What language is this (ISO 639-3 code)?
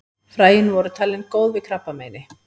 isl